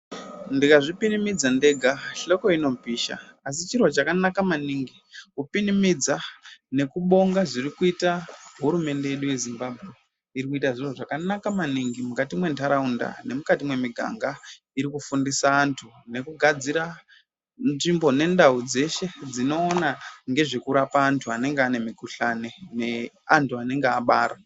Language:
Ndau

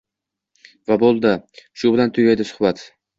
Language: Uzbek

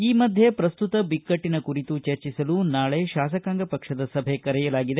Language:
Kannada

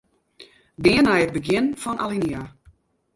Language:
Western Frisian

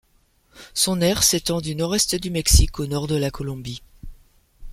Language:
French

